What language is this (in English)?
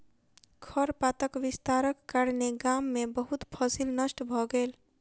Maithili